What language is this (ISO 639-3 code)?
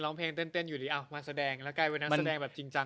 tha